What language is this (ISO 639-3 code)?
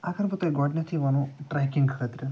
kas